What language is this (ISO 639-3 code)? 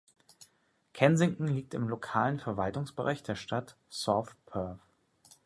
deu